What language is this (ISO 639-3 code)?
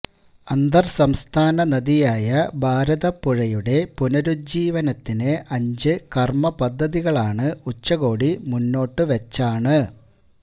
mal